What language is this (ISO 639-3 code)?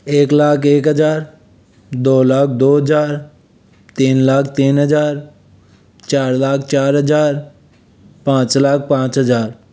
hin